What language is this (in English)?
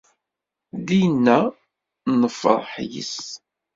Kabyle